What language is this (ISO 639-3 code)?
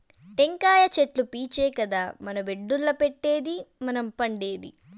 tel